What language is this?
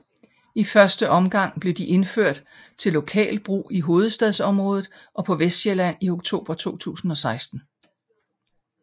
Danish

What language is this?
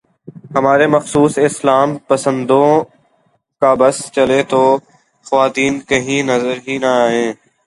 Urdu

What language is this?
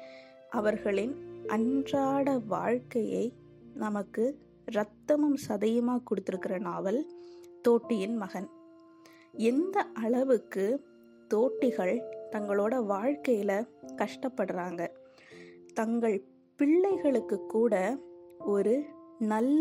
Tamil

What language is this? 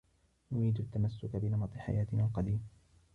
Arabic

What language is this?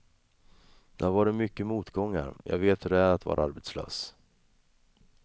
Swedish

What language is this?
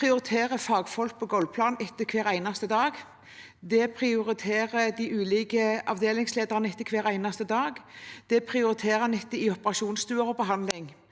Norwegian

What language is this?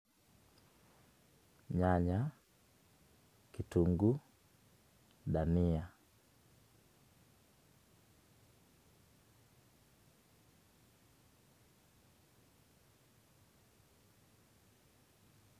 Luo (Kenya and Tanzania)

